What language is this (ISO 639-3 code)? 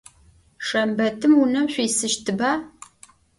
ady